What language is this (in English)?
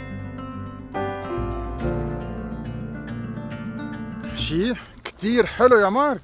Arabic